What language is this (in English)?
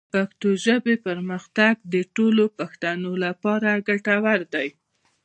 Pashto